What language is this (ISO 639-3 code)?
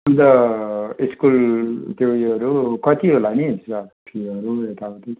nep